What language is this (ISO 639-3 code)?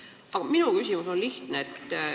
est